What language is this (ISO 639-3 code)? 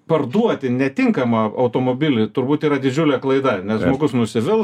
lit